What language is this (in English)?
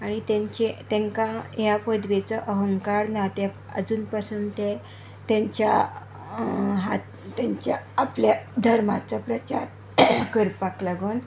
Konkani